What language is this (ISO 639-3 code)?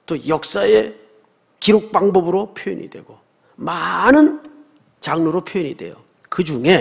kor